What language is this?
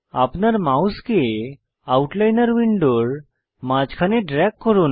Bangla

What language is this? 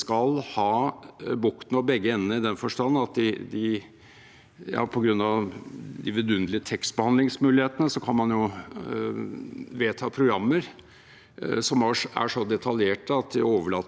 Norwegian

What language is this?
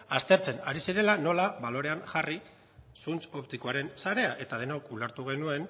Basque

